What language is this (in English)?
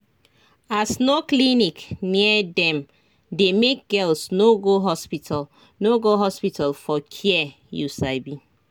Nigerian Pidgin